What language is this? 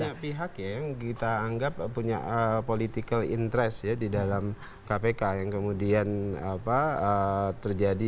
Indonesian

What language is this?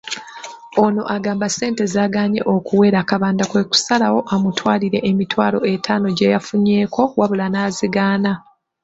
Ganda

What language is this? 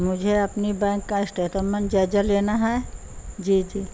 Urdu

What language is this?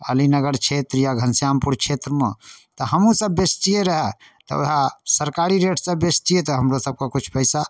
Maithili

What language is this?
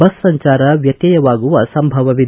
Kannada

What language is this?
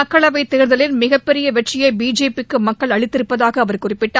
Tamil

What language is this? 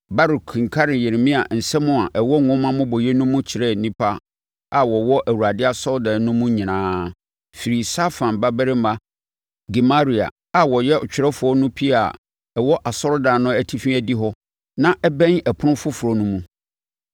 Akan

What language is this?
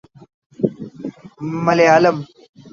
Urdu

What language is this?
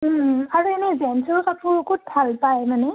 Assamese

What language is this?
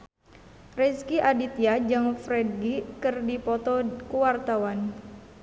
Sundanese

